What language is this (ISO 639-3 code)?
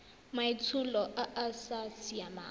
tsn